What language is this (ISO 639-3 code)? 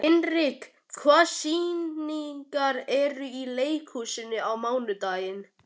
isl